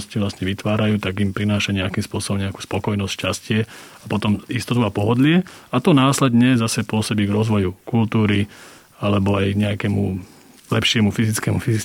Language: Slovak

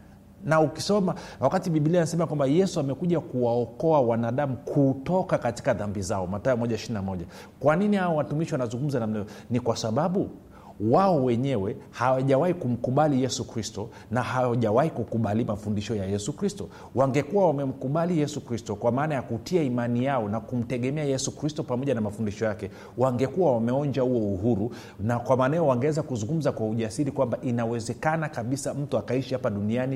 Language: Swahili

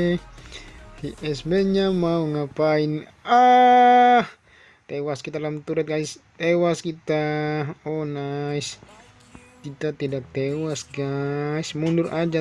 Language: Indonesian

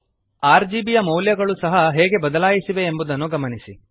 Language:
Kannada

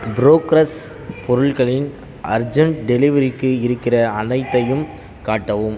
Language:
Tamil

